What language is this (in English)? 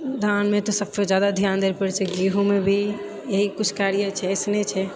Maithili